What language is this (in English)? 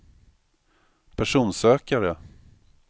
Swedish